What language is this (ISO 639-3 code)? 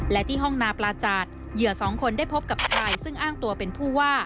tha